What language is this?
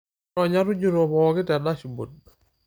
Masai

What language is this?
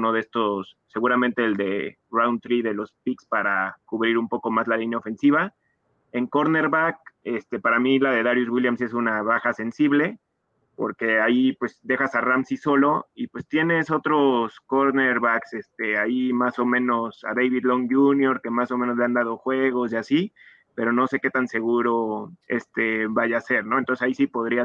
Spanish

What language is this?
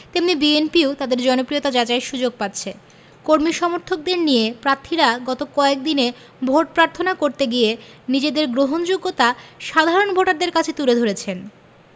Bangla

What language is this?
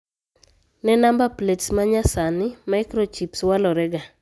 Luo (Kenya and Tanzania)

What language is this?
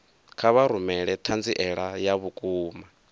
Venda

